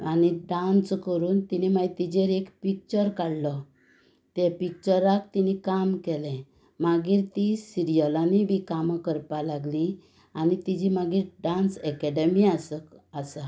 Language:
Konkani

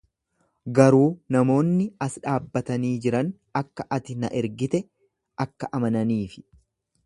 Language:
Oromo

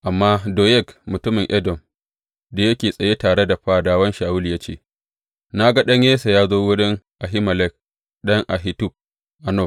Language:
Hausa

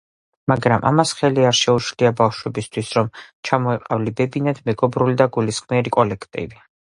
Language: Georgian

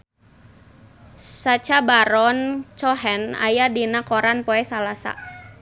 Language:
Sundanese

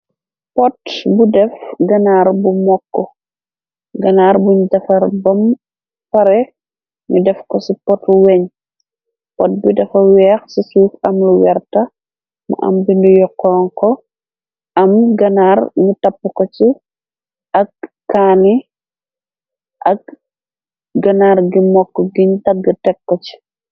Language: Wolof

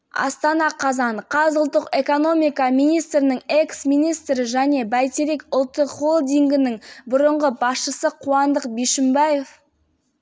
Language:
Kazakh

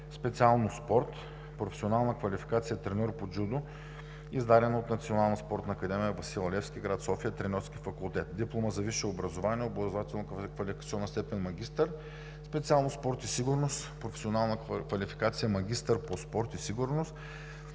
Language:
Bulgarian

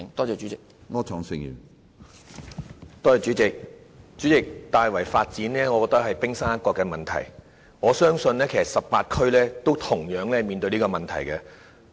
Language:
Cantonese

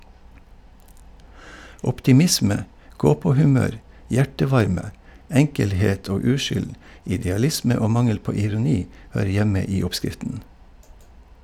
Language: Norwegian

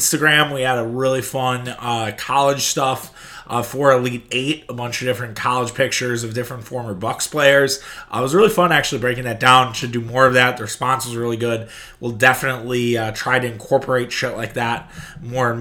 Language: English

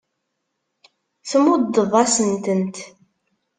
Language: Kabyle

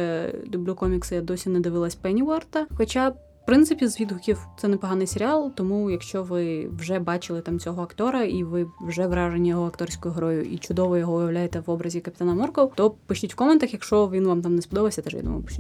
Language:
Ukrainian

